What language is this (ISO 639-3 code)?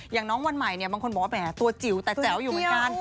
tha